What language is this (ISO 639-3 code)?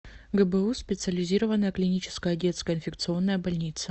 rus